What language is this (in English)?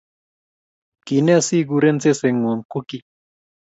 Kalenjin